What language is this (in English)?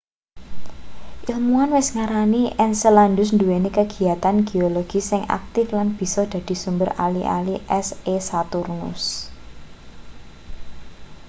Javanese